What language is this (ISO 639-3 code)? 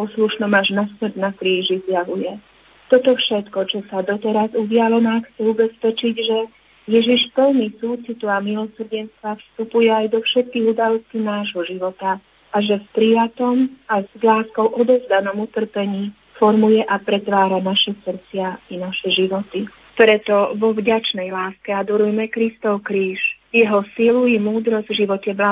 slk